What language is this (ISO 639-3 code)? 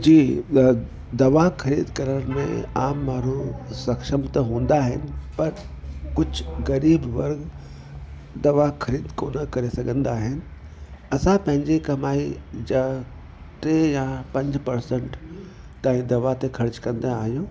snd